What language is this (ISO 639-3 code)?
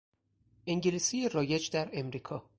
fas